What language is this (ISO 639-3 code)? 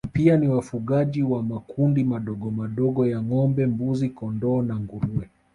swa